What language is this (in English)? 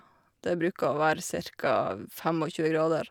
Norwegian